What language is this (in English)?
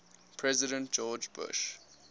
English